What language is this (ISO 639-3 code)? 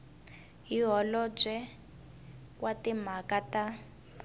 tso